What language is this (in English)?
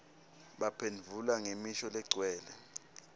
Swati